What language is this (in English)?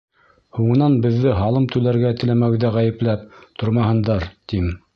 Bashkir